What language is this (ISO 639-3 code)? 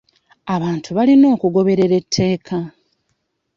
lug